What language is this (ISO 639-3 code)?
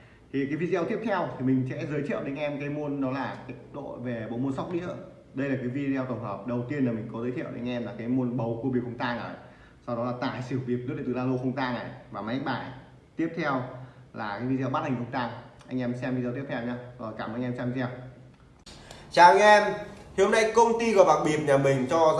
vie